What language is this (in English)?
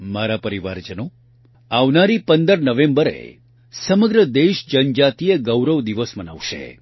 Gujarati